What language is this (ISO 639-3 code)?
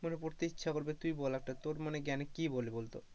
ben